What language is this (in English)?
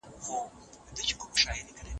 Pashto